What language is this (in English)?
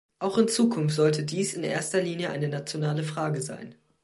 German